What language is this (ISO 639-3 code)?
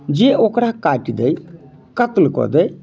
mai